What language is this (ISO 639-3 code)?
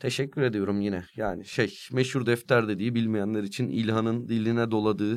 tur